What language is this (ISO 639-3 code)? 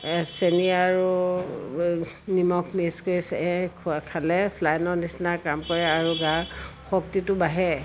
asm